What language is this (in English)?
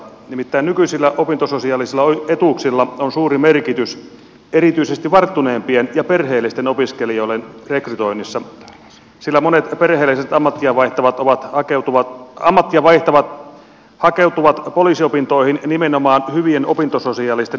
Finnish